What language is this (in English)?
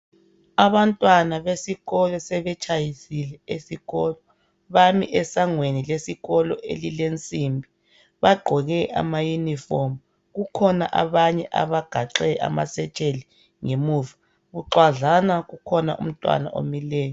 North Ndebele